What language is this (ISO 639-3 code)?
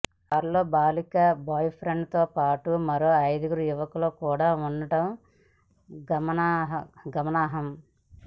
tel